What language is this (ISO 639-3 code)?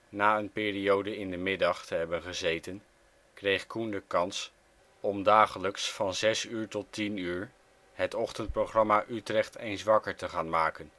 nld